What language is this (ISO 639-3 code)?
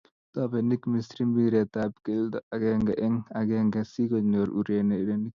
kln